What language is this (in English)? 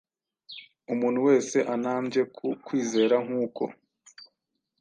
Kinyarwanda